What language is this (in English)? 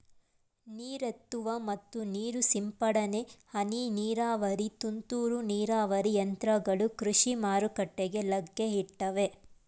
Kannada